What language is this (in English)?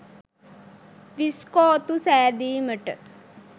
Sinhala